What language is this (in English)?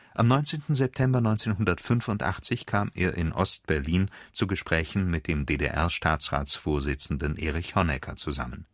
German